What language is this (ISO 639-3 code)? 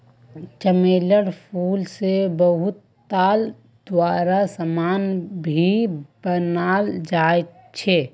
mag